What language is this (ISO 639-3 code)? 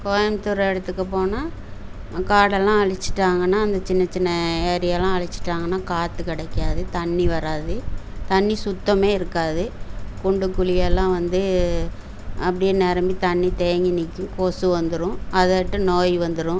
tam